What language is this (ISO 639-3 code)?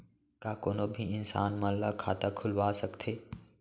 hne